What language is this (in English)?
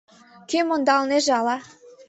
Mari